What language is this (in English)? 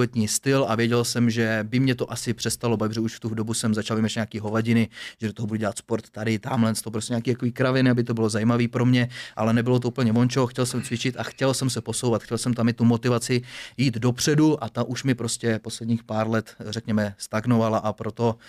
Czech